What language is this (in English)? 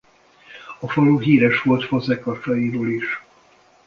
Hungarian